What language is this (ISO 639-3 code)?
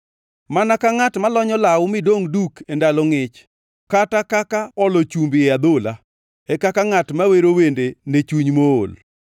luo